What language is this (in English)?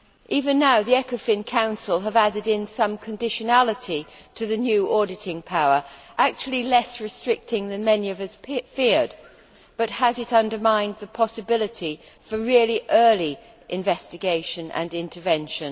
English